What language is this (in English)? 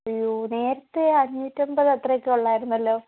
Malayalam